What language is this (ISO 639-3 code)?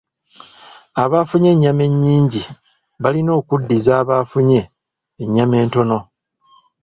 lug